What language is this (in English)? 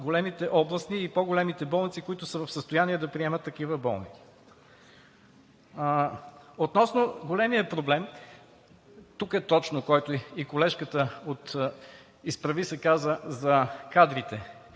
Bulgarian